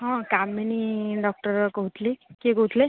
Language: Odia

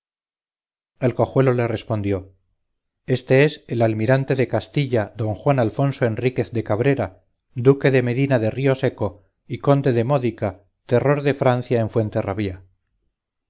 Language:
Spanish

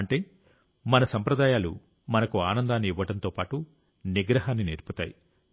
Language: Telugu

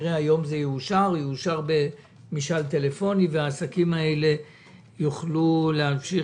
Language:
Hebrew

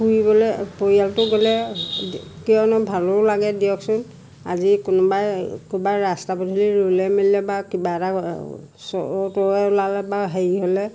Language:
Assamese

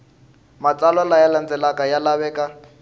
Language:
Tsonga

